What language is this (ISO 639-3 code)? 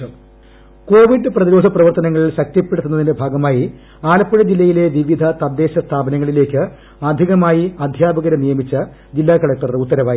mal